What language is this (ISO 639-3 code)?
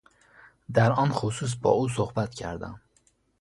fas